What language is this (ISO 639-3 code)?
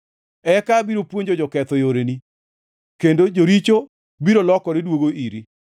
luo